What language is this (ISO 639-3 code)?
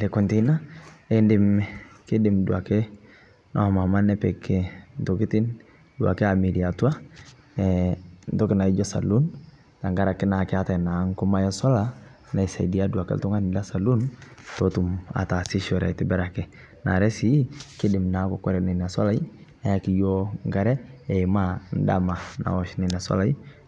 mas